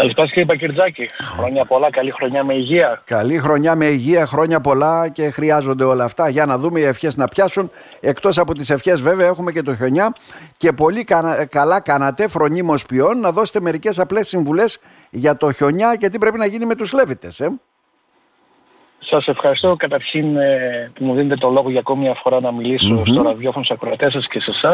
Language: Greek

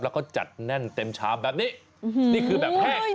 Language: Thai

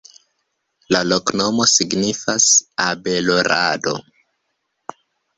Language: Esperanto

